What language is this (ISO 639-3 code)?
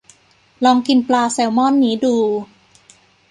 tha